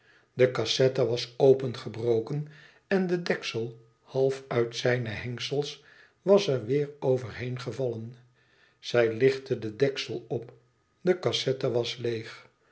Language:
Dutch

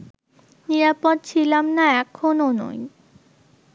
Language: Bangla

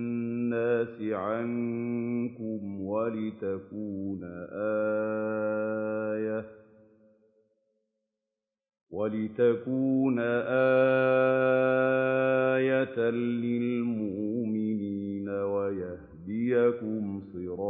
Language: Arabic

